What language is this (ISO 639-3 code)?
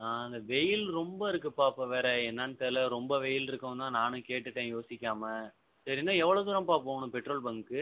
tam